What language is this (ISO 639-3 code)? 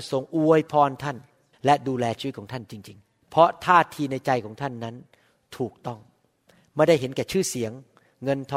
tha